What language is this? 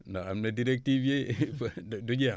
Wolof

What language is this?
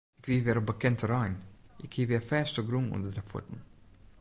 Western Frisian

